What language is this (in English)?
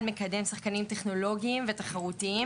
Hebrew